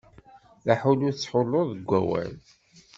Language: Kabyle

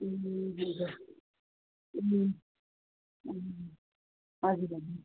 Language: Nepali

